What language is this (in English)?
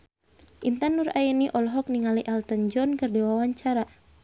Sundanese